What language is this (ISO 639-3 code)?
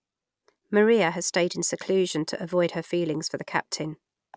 eng